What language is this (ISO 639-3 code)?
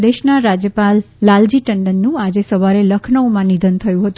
guj